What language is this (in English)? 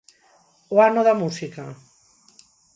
Galician